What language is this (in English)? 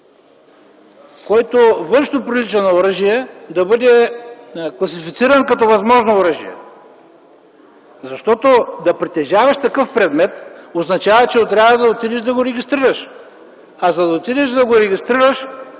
Bulgarian